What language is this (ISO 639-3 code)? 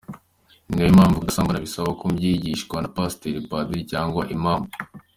kin